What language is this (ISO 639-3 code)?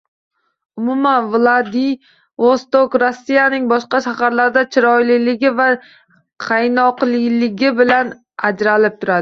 uzb